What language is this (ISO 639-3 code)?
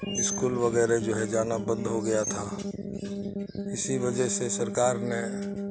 urd